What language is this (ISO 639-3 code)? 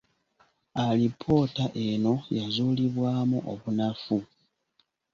lug